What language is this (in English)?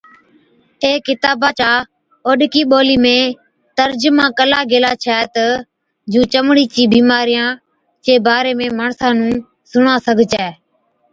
Od